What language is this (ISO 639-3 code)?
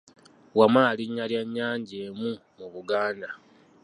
lug